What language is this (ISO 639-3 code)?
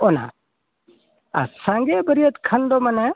sat